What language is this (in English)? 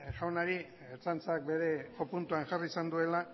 Basque